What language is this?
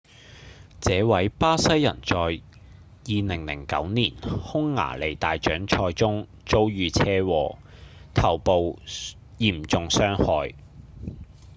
Cantonese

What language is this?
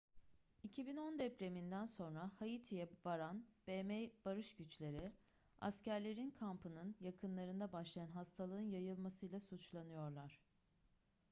Turkish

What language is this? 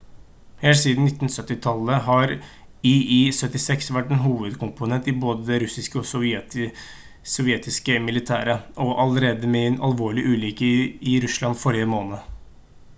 Norwegian Bokmål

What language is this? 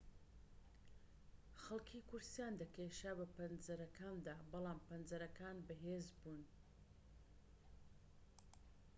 Central Kurdish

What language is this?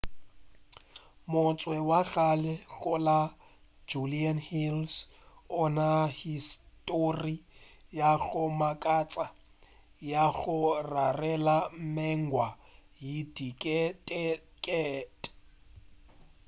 Northern Sotho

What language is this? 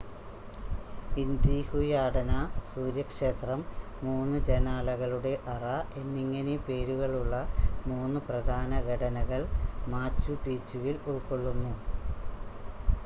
Malayalam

